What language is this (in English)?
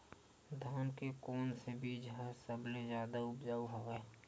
Chhattisgarhi